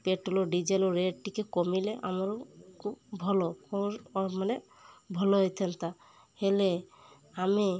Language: Odia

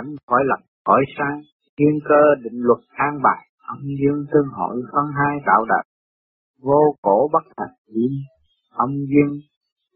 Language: Vietnamese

